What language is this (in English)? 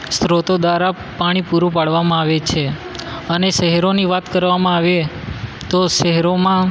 Gujarati